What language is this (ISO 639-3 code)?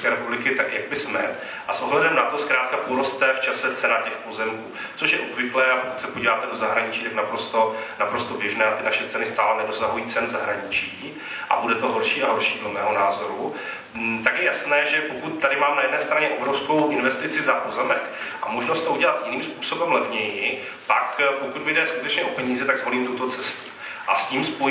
ces